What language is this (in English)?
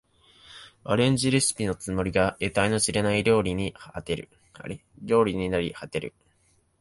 Japanese